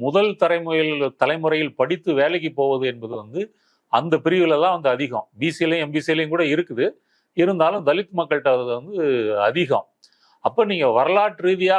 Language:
Indonesian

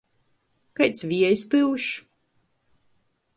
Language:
Latgalian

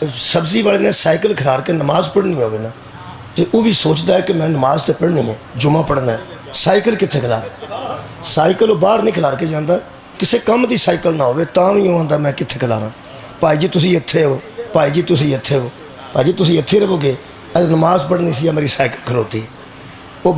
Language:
Hindi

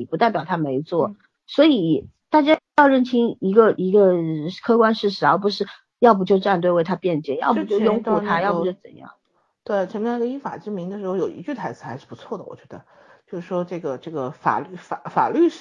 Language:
Chinese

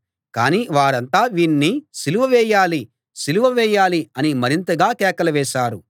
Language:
Telugu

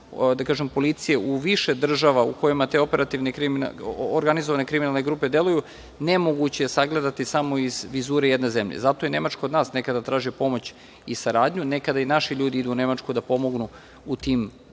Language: Serbian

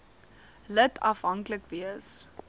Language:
Afrikaans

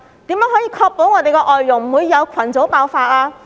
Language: Cantonese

